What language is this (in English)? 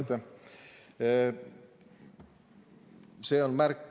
Estonian